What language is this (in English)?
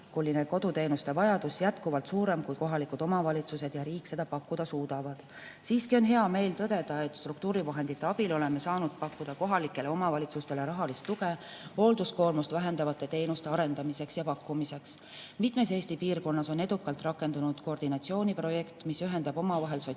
Estonian